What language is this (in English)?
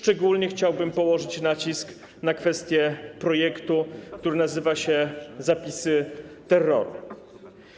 Polish